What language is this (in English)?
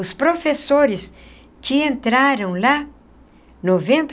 Portuguese